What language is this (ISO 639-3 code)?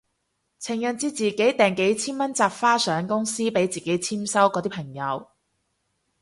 yue